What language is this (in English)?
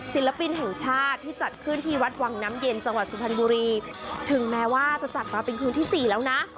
Thai